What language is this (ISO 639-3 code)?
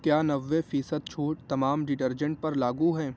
urd